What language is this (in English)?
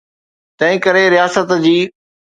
Sindhi